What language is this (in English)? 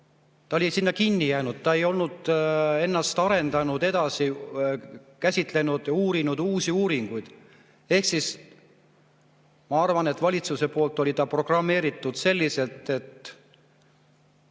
Estonian